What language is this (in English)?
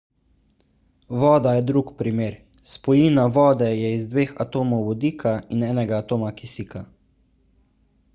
Slovenian